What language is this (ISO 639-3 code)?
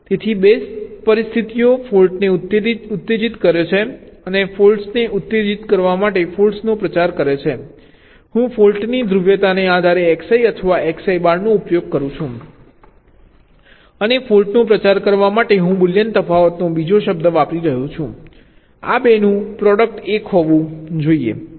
guj